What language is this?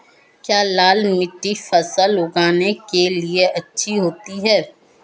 Hindi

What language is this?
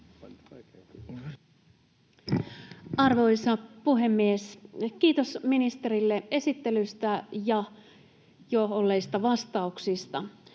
Finnish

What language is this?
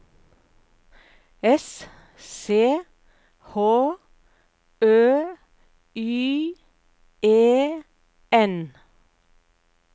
Norwegian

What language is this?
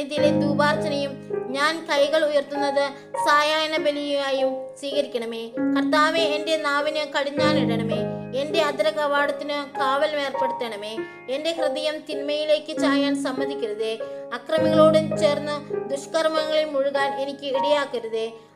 Malayalam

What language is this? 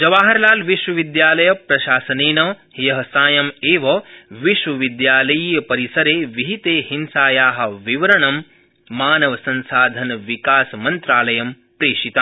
Sanskrit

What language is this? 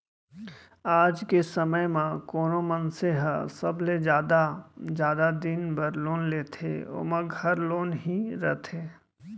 Chhattisgarhi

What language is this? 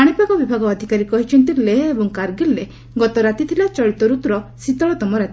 Odia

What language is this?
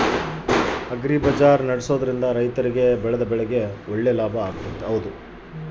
Kannada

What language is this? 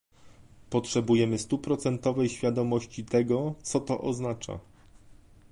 Polish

